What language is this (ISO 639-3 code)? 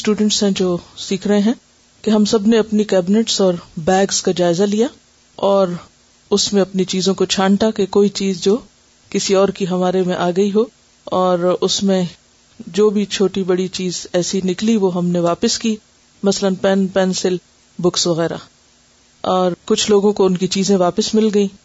urd